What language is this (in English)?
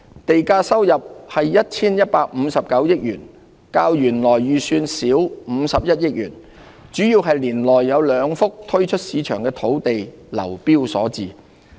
Cantonese